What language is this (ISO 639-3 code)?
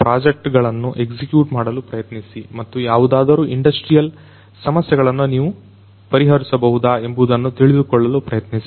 kan